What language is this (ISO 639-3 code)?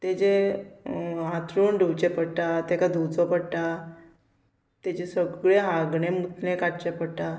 kok